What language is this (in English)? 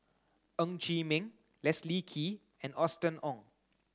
English